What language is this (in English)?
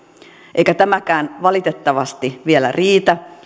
Finnish